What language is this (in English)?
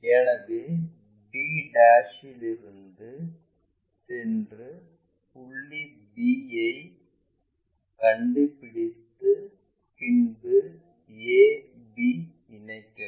Tamil